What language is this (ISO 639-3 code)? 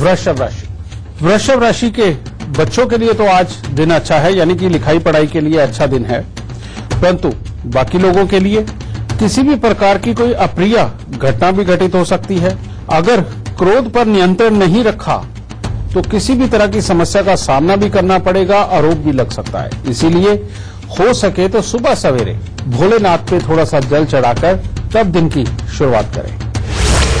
hin